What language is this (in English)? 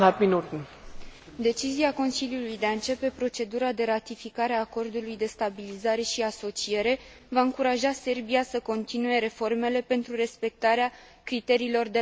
Romanian